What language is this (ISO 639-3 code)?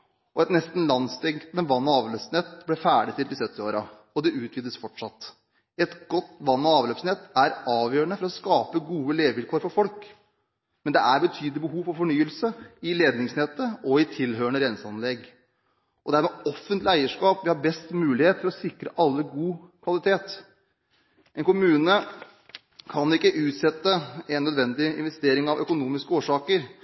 nob